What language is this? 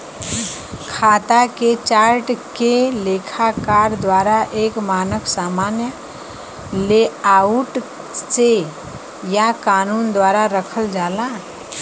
Bhojpuri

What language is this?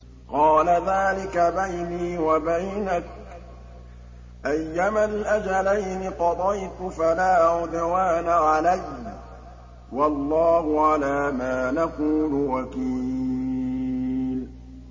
Arabic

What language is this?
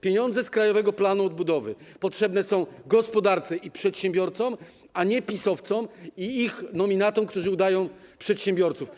Polish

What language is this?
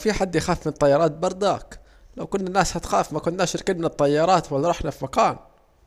Saidi Arabic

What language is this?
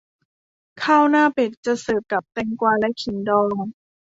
Thai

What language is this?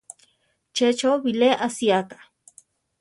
Central Tarahumara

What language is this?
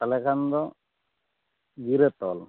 Santali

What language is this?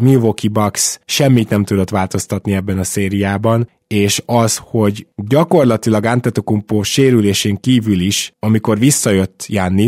Hungarian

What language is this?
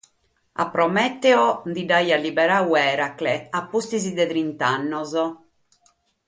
Sardinian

